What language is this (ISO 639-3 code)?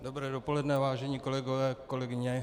ces